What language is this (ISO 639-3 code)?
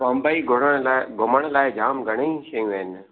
snd